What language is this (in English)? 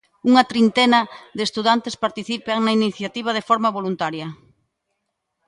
Galician